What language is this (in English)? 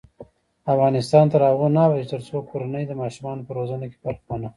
Pashto